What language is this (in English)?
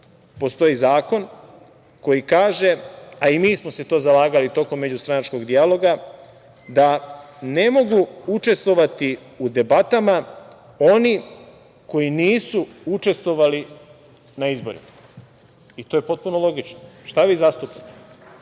Serbian